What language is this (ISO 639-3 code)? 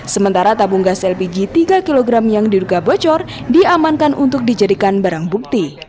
ind